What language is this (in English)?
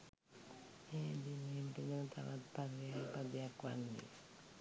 Sinhala